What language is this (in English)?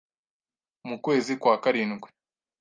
Kinyarwanda